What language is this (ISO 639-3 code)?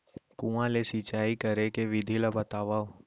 hne